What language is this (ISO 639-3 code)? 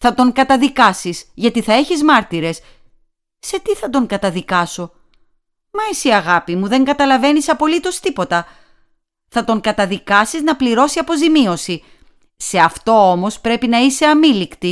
ell